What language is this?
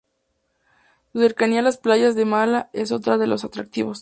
Spanish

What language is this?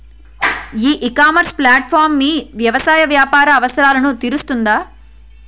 Telugu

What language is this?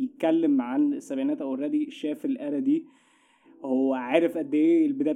Arabic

